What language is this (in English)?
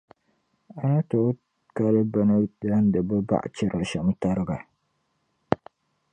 Dagbani